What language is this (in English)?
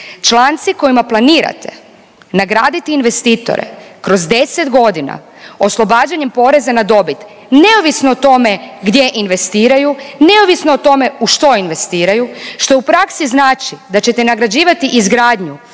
Croatian